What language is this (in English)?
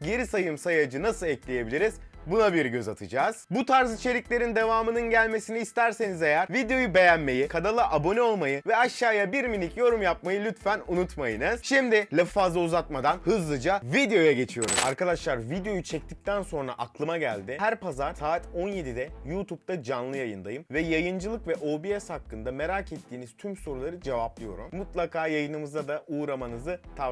Turkish